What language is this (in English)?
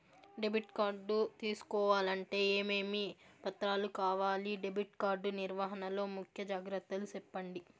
Telugu